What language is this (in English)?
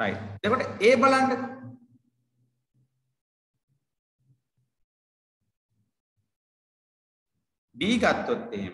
Indonesian